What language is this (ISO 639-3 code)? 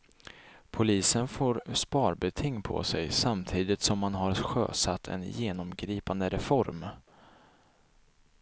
swe